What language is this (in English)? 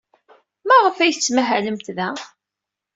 Kabyle